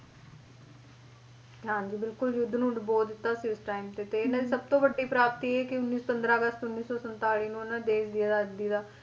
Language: Punjabi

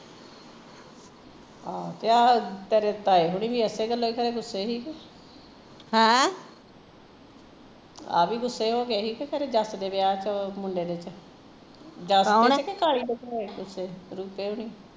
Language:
Punjabi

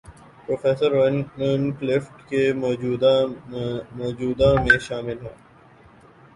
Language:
Urdu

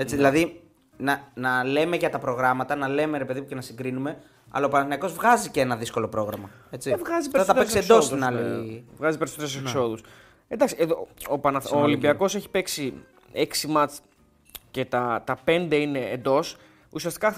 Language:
Greek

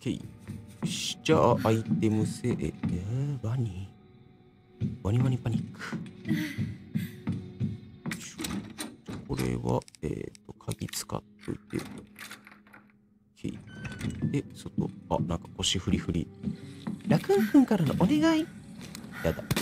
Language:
Japanese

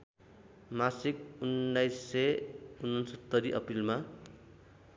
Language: Nepali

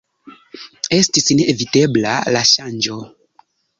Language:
Esperanto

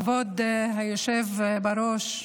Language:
Hebrew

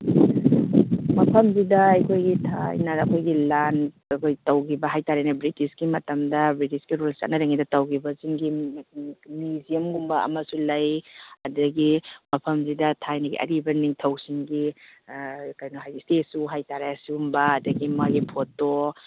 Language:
Manipuri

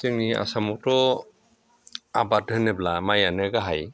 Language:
Bodo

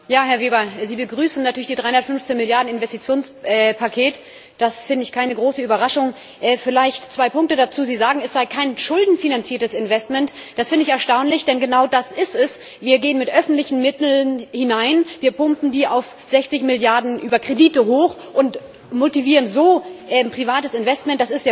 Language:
German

